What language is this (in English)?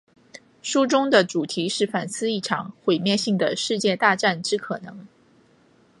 Chinese